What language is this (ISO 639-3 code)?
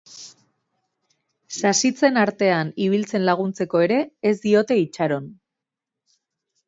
eus